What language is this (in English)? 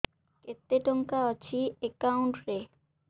Odia